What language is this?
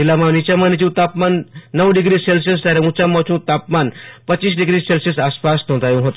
Gujarati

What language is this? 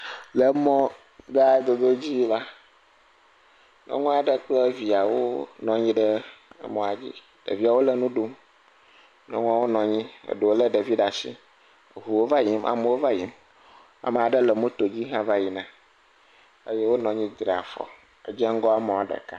Ewe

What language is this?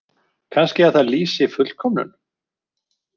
Icelandic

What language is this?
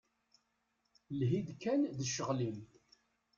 Kabyle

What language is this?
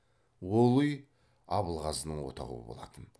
Kazakh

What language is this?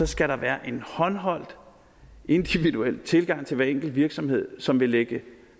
Danish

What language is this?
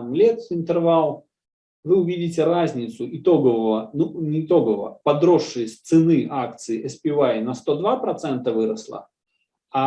Russian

